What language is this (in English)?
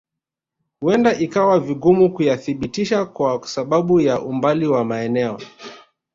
Swahili